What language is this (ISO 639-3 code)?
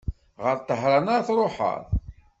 kab